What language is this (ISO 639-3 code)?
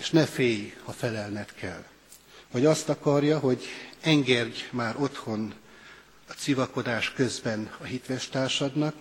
hun